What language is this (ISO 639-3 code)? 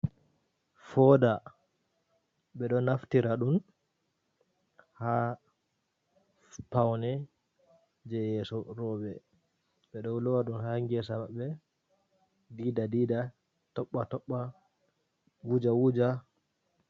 ful